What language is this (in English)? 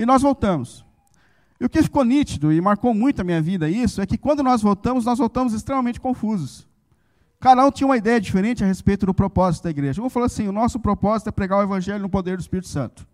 Portuguese